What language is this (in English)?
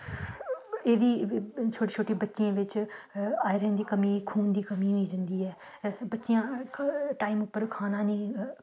Dogri